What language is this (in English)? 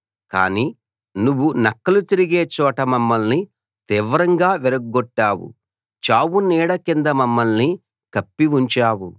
Telugu